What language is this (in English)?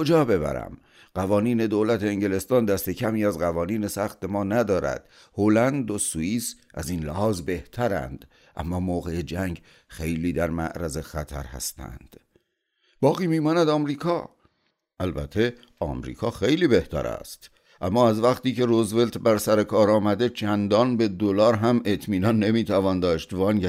Persian